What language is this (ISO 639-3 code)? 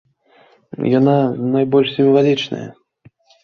bel